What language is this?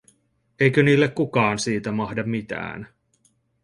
Finnish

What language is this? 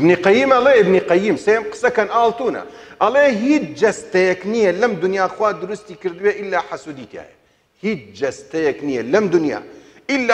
Arabic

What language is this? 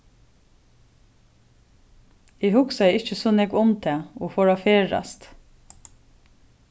Faroese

